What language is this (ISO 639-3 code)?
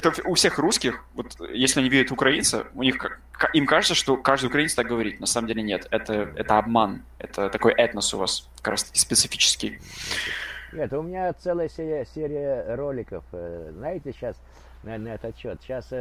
rus